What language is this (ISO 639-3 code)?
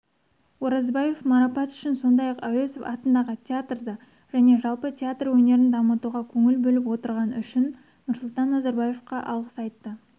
kaz